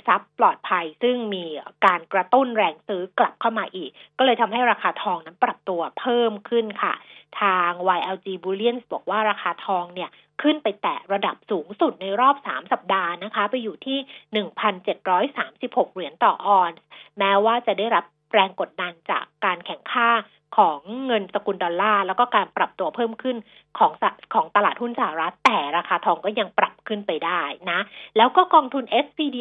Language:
Thai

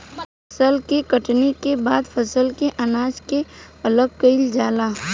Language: Bhojpuri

